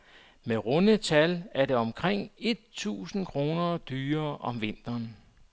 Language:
Danish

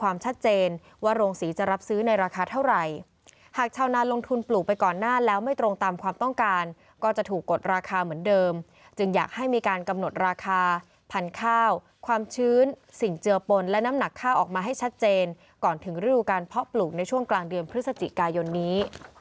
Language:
Thai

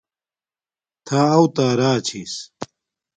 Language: Domaaki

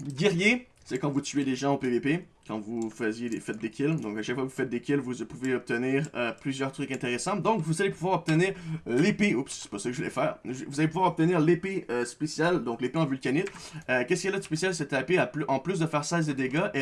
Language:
French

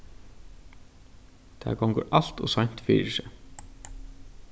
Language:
Faroese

